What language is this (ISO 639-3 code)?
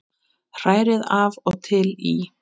isl